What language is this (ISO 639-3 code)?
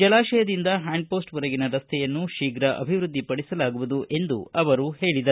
kan